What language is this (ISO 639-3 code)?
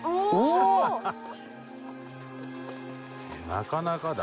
jpn